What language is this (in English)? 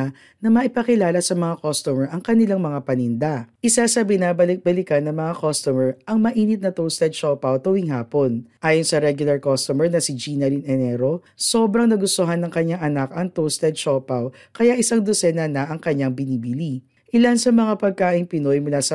Filipino